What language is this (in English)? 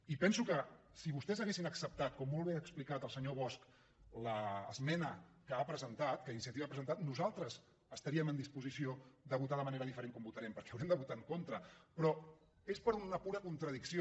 Catalan